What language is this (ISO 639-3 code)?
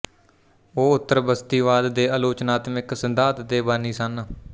pan